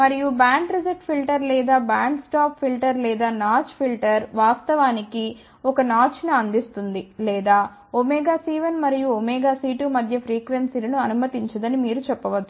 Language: Telugu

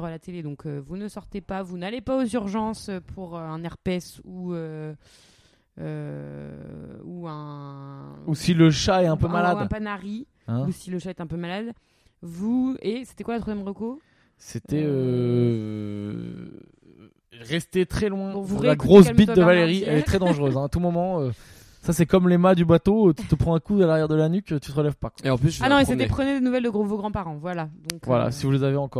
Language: French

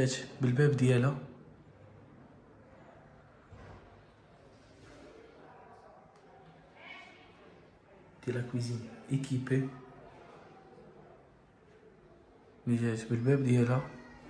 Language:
Arabic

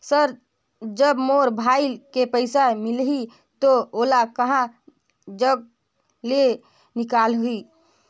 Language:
Chhattisgarhi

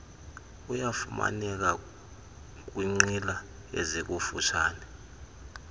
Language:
Xhosa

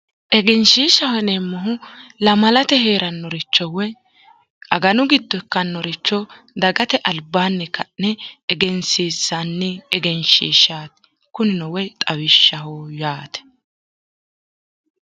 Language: Sidamo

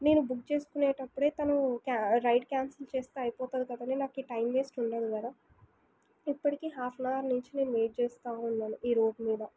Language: Telugu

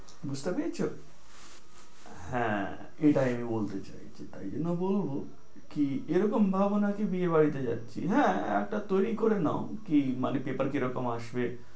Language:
Bangla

